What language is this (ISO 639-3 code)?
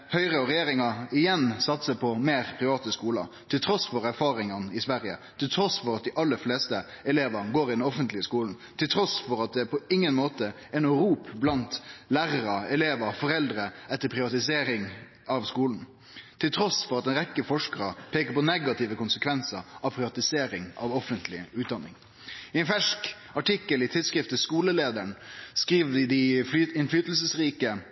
nno